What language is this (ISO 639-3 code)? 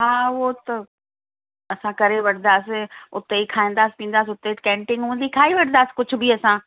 snd